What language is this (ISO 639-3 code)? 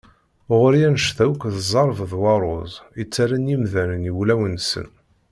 kab